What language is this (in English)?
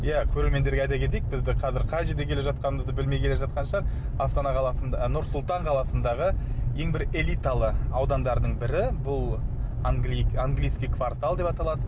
Kazakh